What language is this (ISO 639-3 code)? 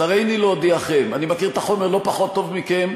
heb